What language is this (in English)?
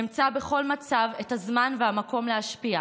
Hebrew